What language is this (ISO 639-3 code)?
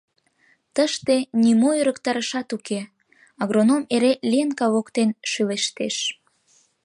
chm